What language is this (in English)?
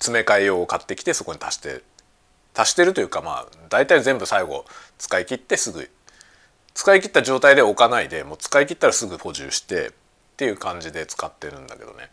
Japanese